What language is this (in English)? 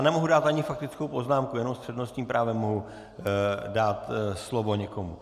Czech